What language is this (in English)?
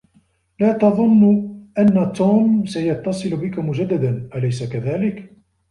Arabic